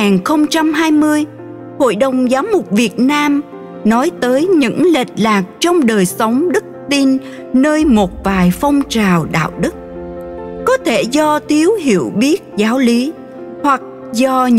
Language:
Vietnamese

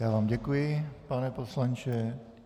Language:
Czech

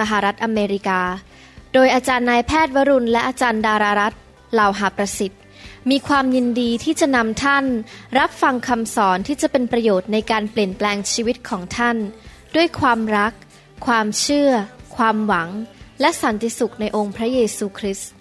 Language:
Thai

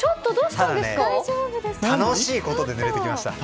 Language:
Japanese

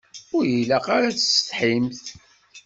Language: Kabyle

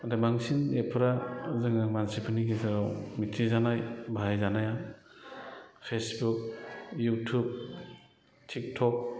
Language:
Bodo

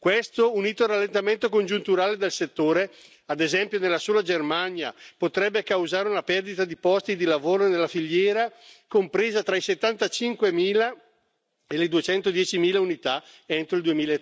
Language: Italian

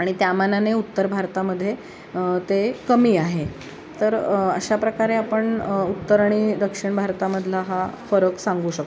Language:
Marathi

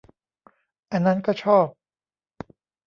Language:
Thai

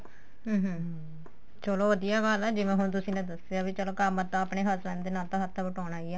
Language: Punjabi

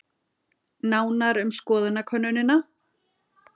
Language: Icelandic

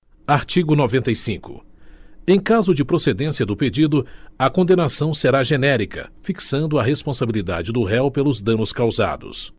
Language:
Portuguese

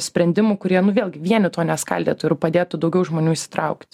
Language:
Lithuanian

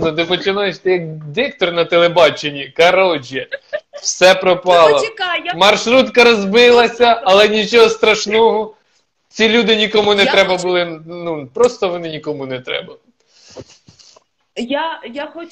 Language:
Ukrainian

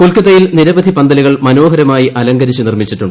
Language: Malayalam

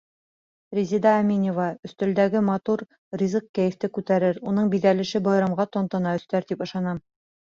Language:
Bashkir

